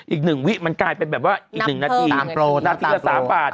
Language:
Thai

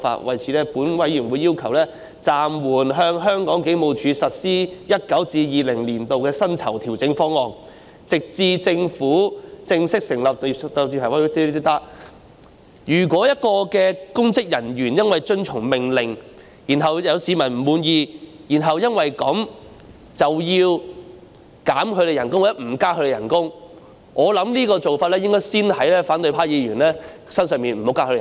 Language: Cantonese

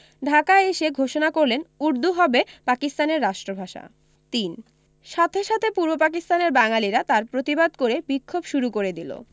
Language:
Bangla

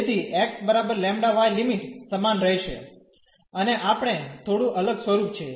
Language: Gujarati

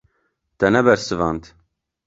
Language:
Kurdish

